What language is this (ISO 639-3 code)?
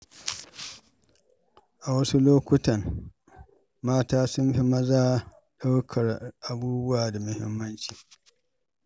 hau